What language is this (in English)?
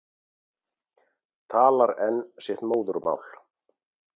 Icelandic